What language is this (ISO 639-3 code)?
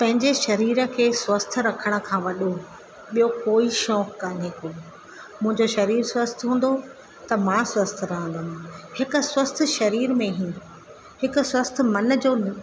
snd